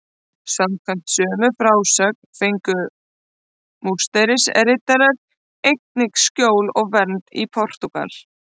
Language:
Icelandic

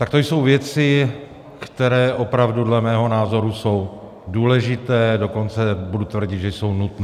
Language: Czech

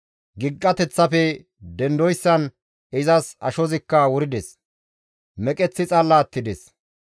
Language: Gamo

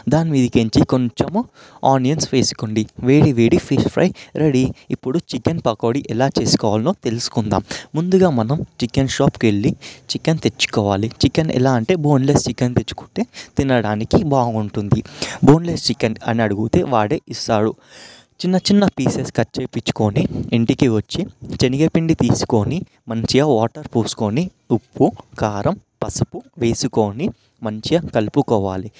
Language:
Telugu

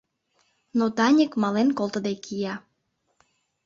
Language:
Mari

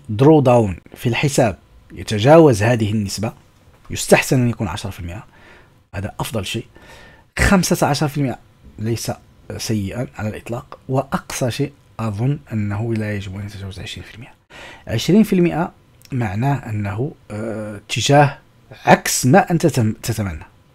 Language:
Arabic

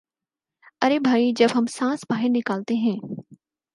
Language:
Urdu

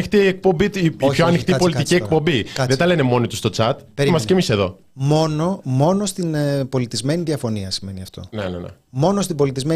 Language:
Greek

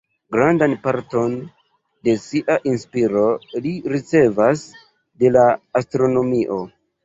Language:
Esperanto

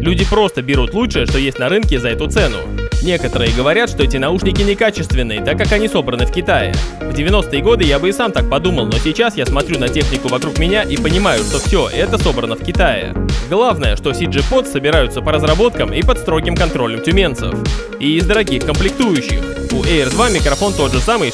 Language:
Russian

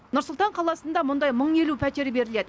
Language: Kazakh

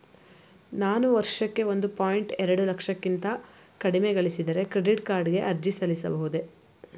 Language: Kannada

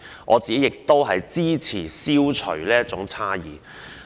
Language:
Cantonese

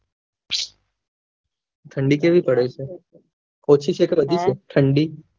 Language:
Gujarati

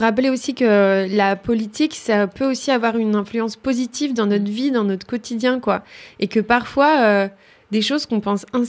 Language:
French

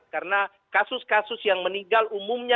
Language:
Indonesian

